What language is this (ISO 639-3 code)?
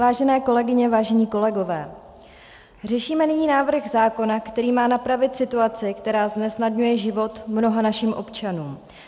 ces